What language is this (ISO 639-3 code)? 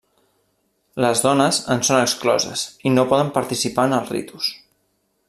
cat